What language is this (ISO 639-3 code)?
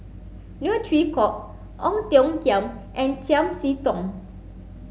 eng